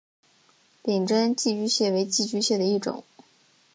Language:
Chinese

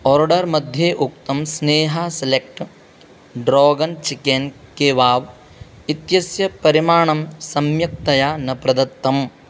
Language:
Sanskrit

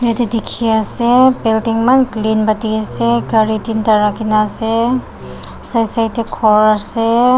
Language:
Naga Pidgin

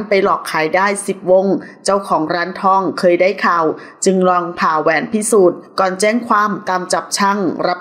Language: Thai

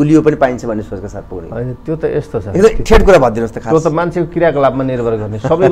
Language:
Hindi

